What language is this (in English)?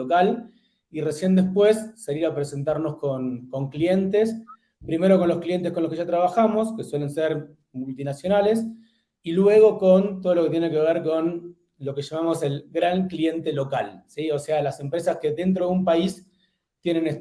Spanish